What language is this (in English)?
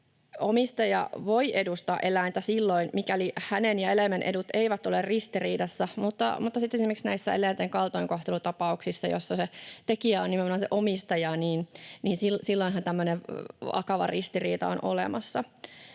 Finnish